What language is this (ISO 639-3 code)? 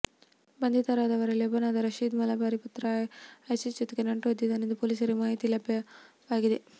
kan